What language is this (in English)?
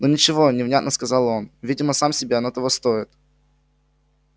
Russian